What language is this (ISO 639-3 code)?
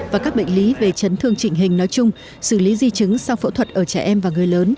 vie